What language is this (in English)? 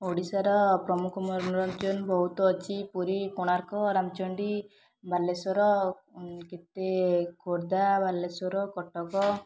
Odia